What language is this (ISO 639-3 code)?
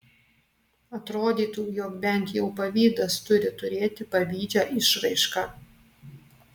lit